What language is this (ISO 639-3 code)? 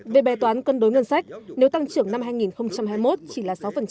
vie